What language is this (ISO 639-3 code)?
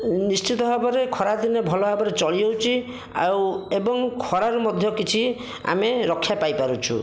ori